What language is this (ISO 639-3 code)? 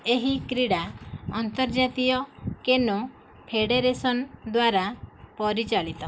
ori